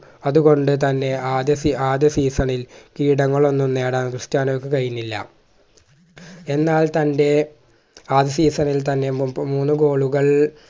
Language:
Malayalam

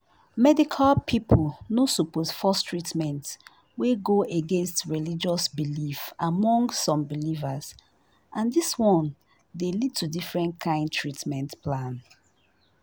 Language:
Nigerian Pidgin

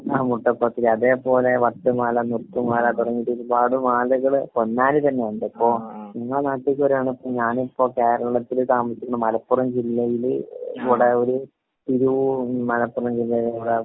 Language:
Malayalam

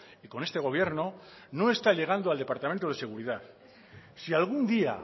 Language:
Spanish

